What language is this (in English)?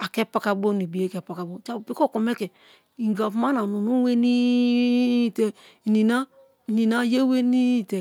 Kalabari